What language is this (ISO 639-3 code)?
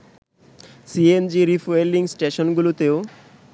ben